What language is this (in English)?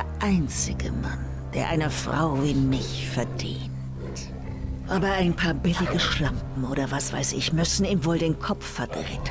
German